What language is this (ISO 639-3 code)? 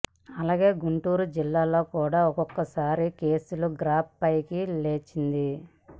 tel